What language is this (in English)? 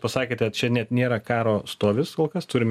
Lithuanian